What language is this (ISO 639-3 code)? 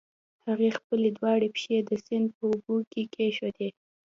pus